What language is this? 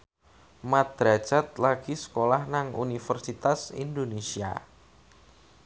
Javanese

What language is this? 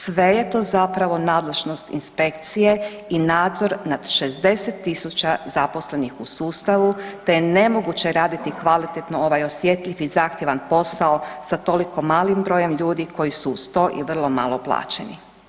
Croatian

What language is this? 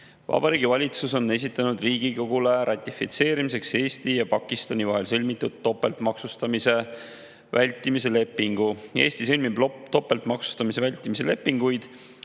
Estonian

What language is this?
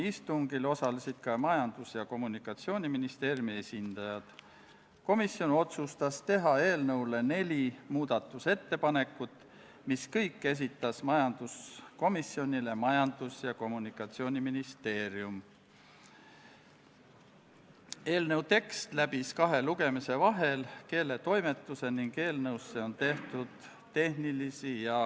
Estonian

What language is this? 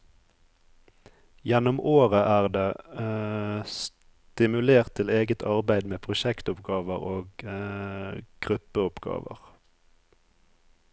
Norwegian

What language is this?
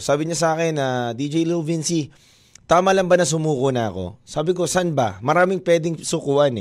Filipino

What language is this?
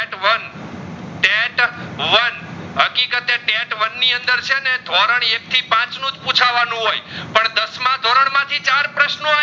Gujarati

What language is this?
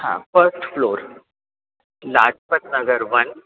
Sindhi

